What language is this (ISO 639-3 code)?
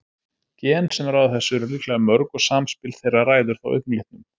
isl